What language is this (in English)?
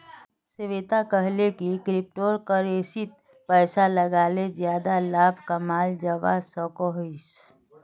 Magahi